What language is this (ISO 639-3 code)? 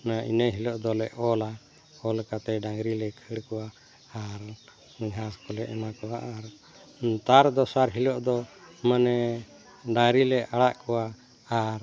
sat